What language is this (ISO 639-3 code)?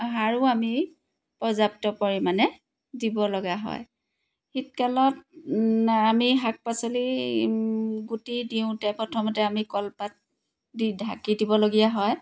asm